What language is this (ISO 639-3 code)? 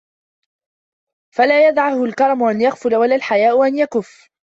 ara